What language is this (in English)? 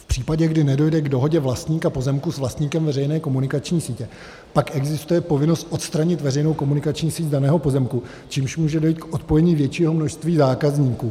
Czech